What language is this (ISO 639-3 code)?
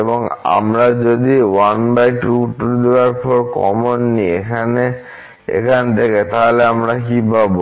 ben